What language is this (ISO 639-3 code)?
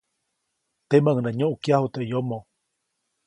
zoc